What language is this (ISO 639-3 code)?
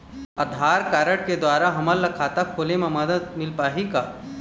hne